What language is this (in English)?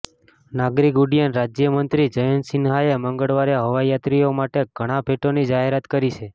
Gujarati